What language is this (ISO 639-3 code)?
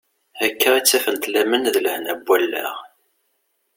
kab